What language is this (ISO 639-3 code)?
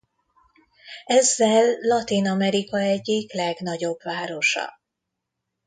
hun